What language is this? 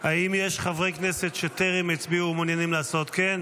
Hebrew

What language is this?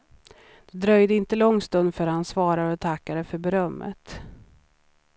Swedish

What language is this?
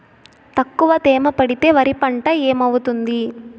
Telugu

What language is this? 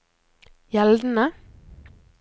Norwegian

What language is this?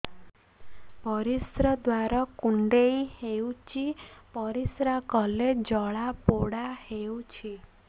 Odia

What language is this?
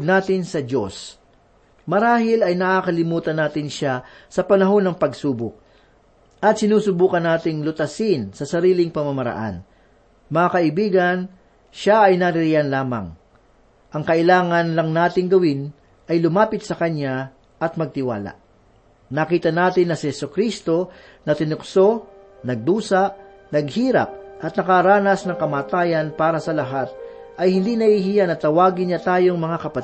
Filipino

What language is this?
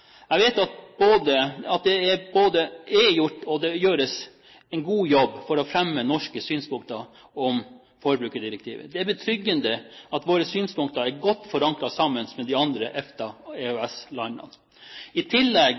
Norwegian Bokmål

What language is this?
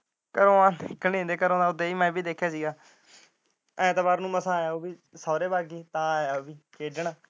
Punjabi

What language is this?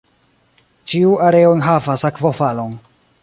Esperanto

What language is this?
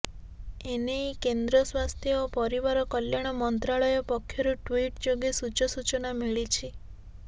Odia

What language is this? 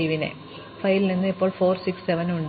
Malayalam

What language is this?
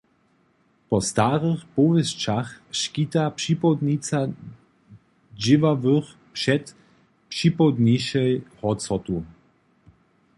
Upper Sorbian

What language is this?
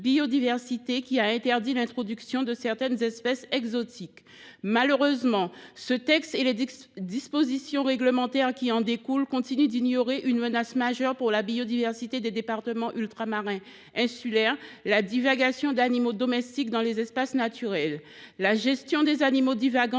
French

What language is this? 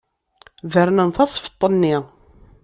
Kabyle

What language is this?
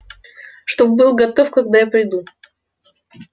Russian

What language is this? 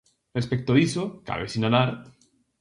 Galician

